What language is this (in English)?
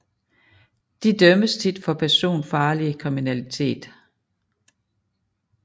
Danish